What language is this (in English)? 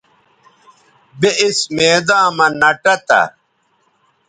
Bateri